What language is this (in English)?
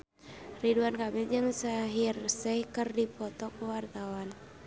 Sundanese